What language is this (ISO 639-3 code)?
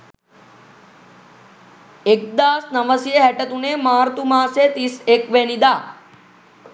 sin